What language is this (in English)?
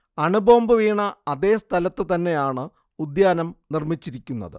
Malayalam